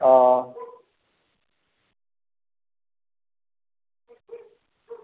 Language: Dogri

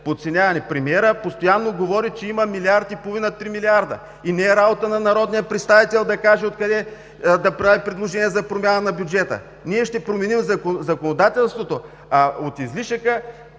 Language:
Bulgarian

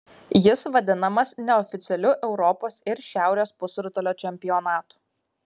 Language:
Lithuanian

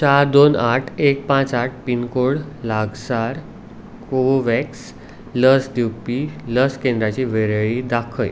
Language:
Konkani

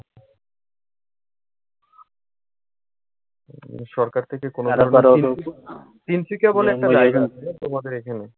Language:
Bangla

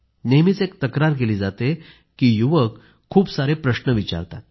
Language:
Marathi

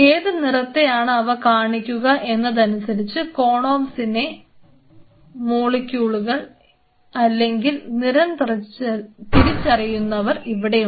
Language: Malayalam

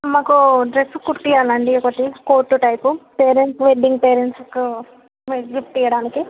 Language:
Telugu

